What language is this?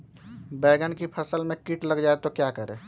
Magahi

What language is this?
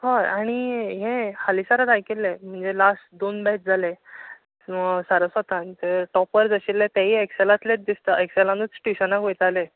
Konkani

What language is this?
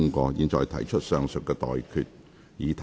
Cantonese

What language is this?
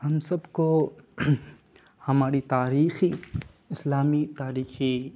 Urdu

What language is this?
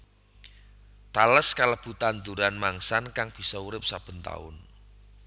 Javanese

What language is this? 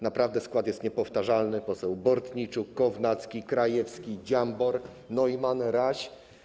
Polish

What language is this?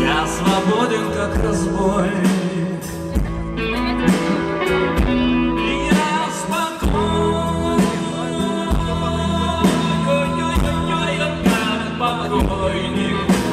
Ukrainian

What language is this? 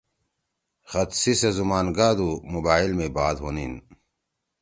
Torwali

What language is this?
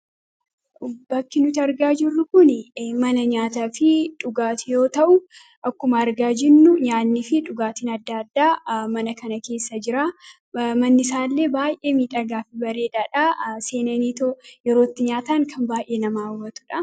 Oromo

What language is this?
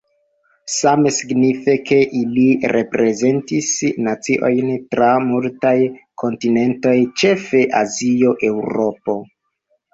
Esperanto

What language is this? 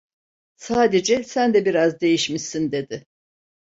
Turkish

